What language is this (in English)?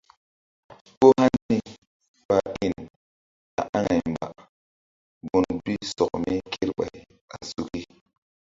Mbum